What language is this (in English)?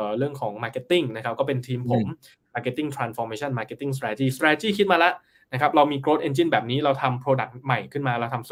Thai